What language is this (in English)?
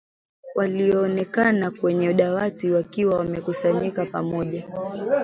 Swahili